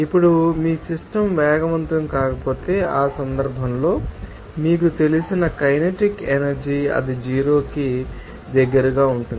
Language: Telugu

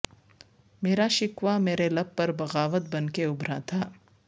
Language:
Urdu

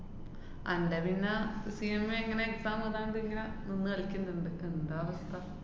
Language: Malayalam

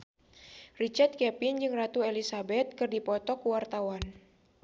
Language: Sundanese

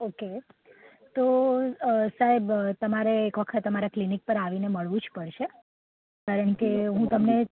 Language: Gujarati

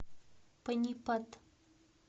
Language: Russian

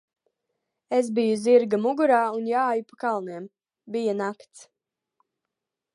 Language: Latvian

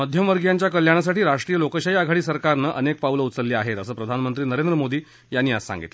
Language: Marathi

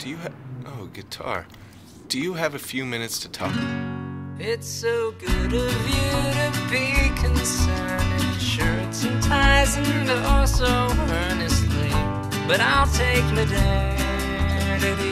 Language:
English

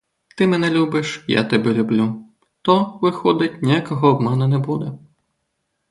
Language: Ukrainian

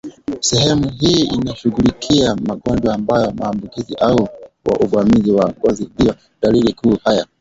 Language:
Swahili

